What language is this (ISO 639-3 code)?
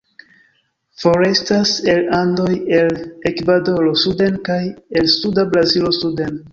epo